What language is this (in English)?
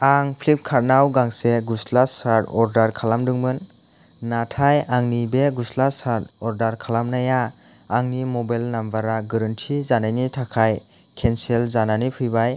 Bodo